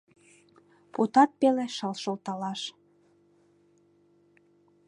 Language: Mari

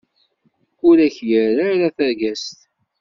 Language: Kabyle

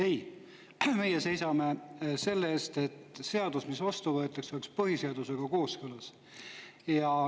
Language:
Estonian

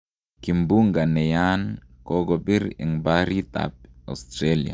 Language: Kalenjin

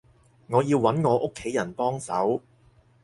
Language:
Cantonese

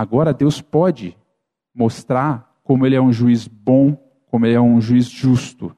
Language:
Portuguese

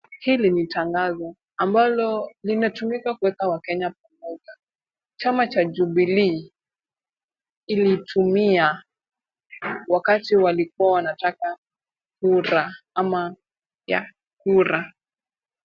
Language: Swahili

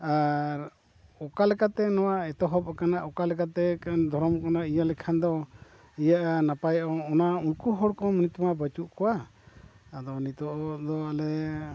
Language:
Santali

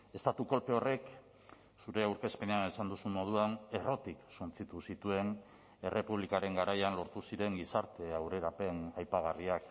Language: Basque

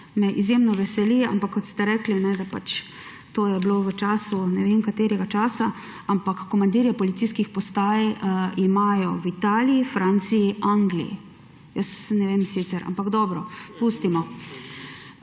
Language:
Slovenian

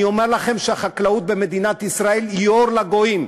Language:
Hebrew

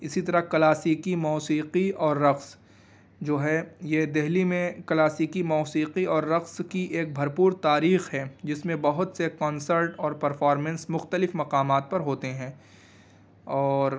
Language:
Urdu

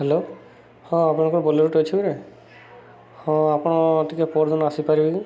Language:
Odia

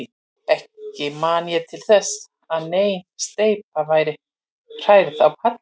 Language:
Icelandic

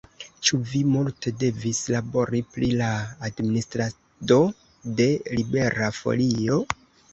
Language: Esperanto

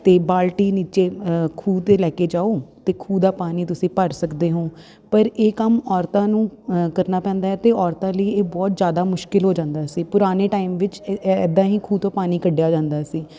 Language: Punjabi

